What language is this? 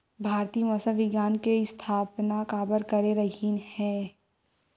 Chhattisgarhi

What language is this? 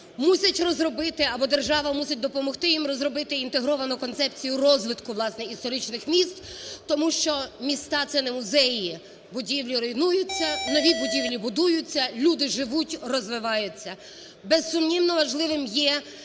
Ukrainian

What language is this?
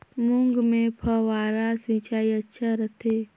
Chhattisgarhi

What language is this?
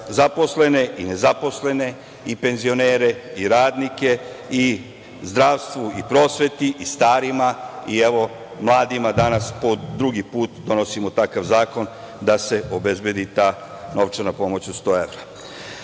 Serbian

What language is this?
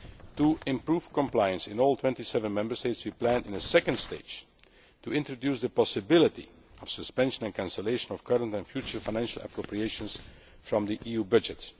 English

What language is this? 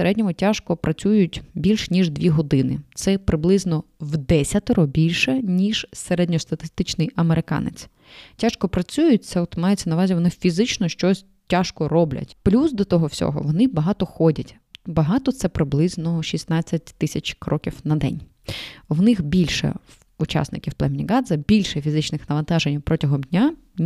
Ukrainian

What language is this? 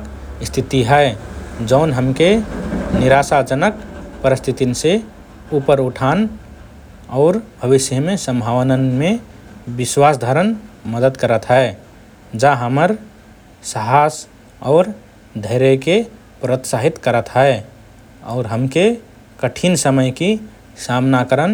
Rana Tharu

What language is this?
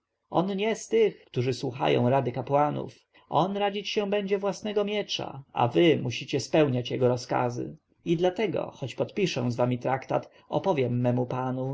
Polish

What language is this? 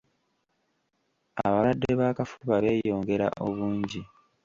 Ganda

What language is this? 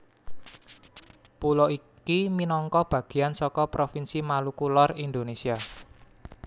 Javanese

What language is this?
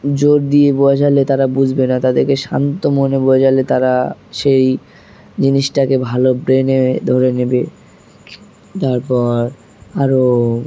Bangla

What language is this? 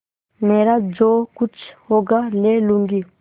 Hindi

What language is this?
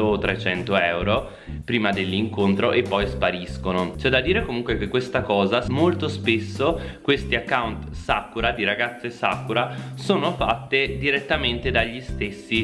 Italian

